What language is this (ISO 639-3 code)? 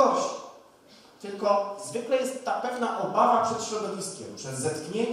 pol